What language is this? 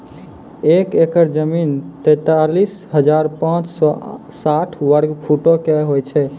Maithili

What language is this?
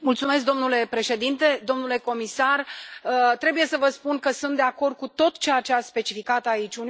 Romanian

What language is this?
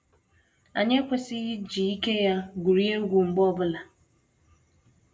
Igbo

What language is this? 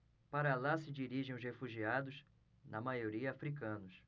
Portuguese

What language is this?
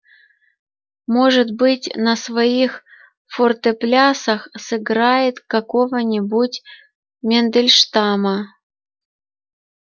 Russian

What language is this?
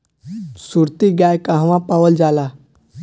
Bhojpuri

